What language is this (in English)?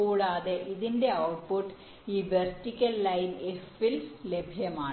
Malayalam